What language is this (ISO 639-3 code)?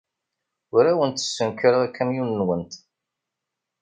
kab